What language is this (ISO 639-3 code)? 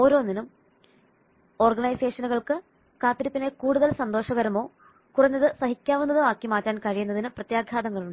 mal